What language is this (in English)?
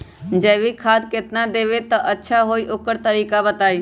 Magahi